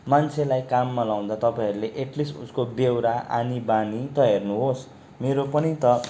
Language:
Nepali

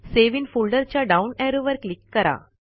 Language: Marathi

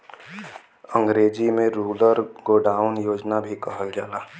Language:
Bhojpuri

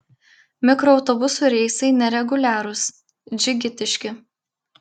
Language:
Lithuanian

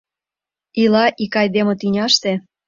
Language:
Mari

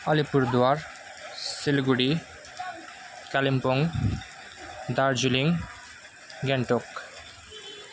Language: Nepali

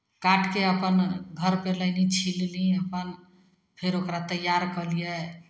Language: Maithili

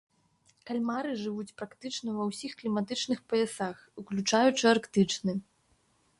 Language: Belarusian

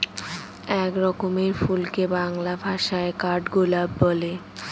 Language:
Bangla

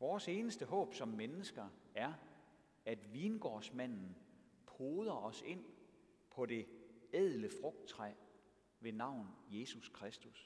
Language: Danish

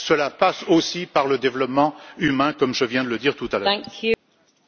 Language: French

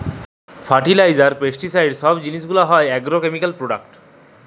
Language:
Bangla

